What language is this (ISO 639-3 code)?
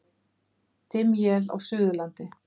isl